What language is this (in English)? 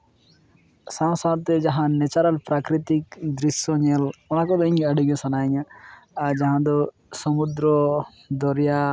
Santali